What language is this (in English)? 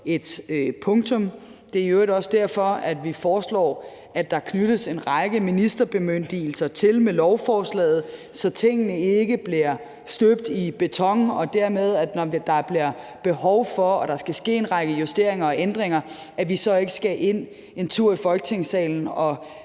Danish